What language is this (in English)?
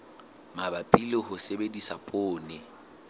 Southern Sotho